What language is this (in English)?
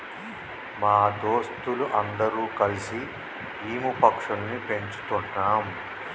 Telugu